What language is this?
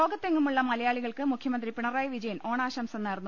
Malayalam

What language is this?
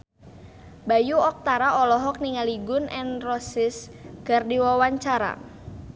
Sundanese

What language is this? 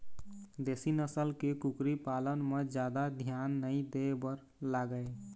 Chhattisgarhi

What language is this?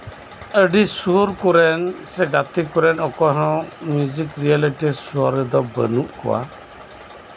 Santali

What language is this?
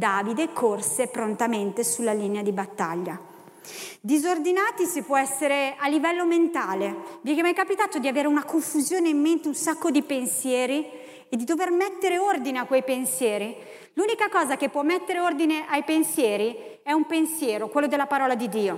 Italian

